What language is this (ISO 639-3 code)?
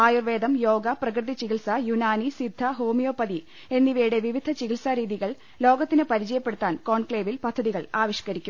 mal